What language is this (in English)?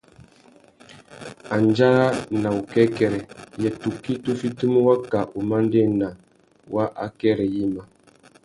Tuki